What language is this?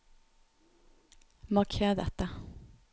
Norwegian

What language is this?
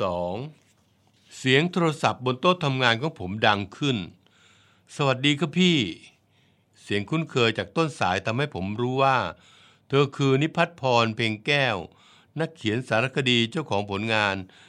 Thai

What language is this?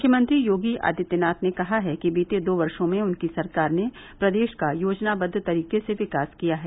Hindi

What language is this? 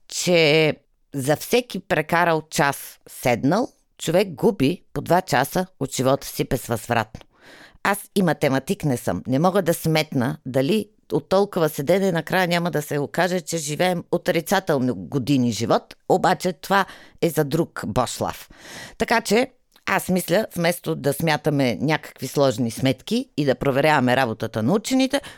Bulgarian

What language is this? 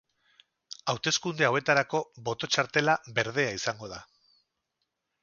Basque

